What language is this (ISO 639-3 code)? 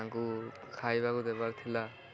ori